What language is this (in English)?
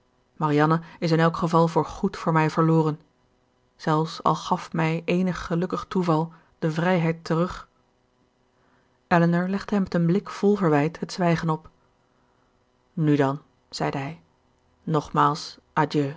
Dutch